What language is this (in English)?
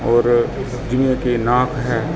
Punjabi